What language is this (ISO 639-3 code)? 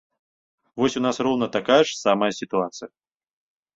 bel